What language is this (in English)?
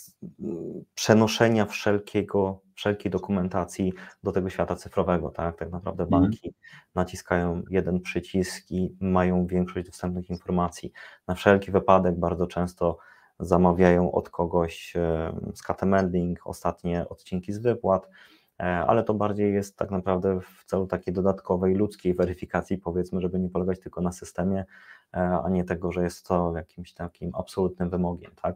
Polish